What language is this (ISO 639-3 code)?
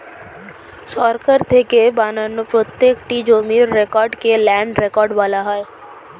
ben